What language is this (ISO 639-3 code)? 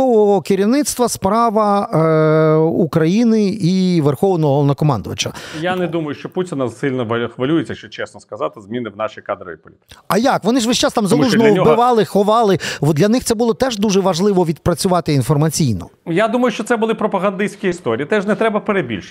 ukr